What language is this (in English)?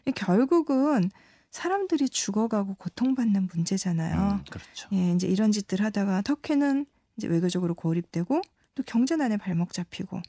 Korean